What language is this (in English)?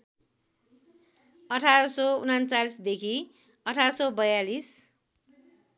Nepali